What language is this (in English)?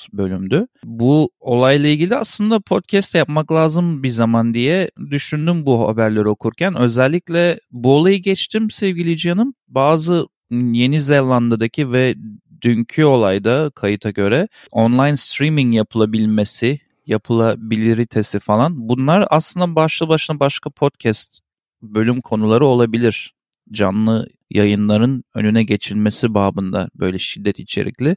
Turkish